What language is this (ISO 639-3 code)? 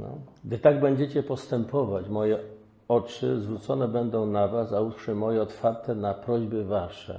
pol